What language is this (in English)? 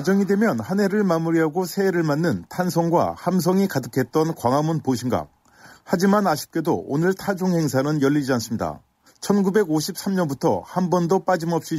Korean